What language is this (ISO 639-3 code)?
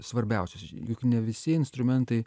lit